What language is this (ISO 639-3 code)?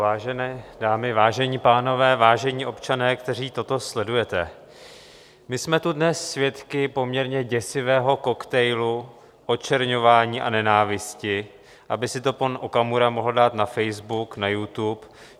ces